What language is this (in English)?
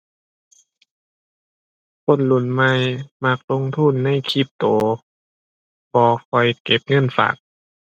Thai